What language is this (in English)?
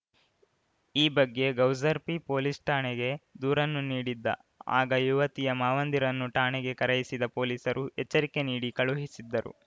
Kannada